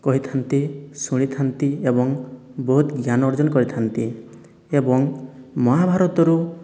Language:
Odia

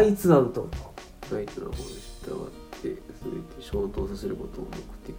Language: Japanese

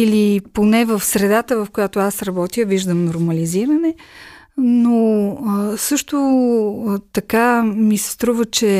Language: Bulgarian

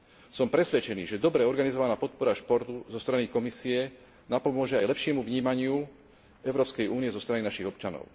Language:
Slovak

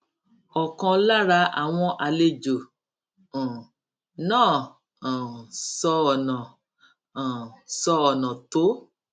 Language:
Yoruba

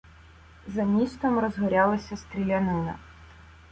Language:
Ukrainian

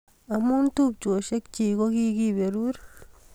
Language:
Kalenjin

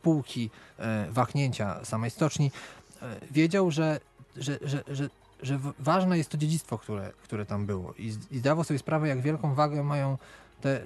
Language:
Polish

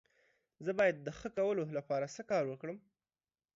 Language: Pashto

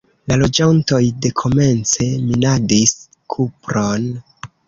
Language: Esperanto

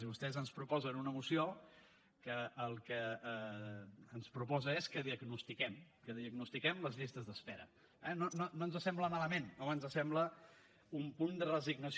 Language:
Catalan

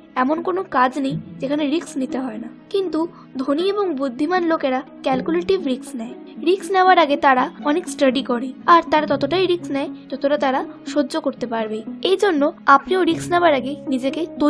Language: Bangla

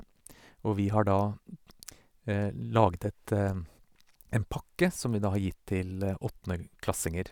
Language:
Norwegian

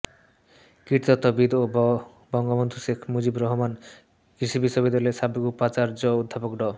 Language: Bangla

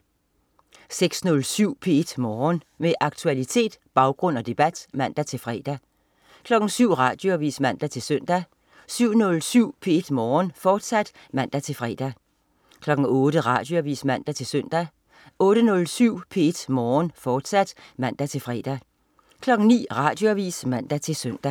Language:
Danish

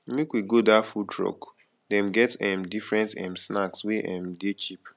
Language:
Nigerian Pidgin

